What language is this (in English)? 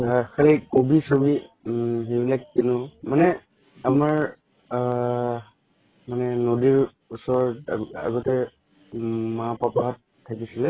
Assamese